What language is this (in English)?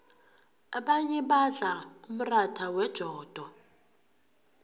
South Ndebele